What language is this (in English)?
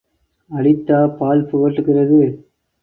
Tamil